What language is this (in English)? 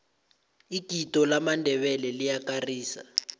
South Ndebele